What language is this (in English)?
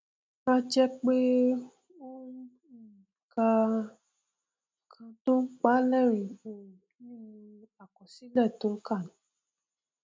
Yoruba